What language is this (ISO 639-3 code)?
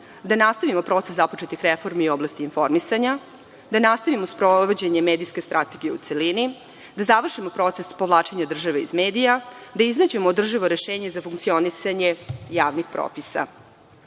srp